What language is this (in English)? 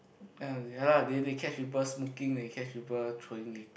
English